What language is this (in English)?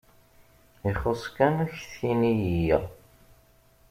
Kabyle